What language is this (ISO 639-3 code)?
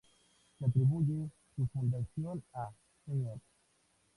spa